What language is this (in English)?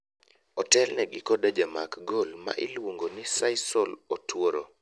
Luo (Kenya and Tanzania)